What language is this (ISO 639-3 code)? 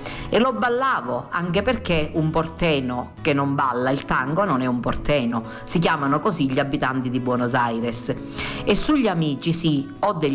ita